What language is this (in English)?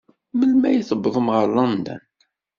Kabyle